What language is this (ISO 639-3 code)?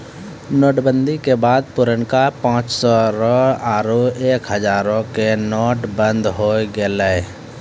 mai